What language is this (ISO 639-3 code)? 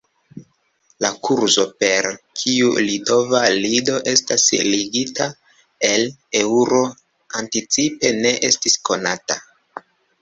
epo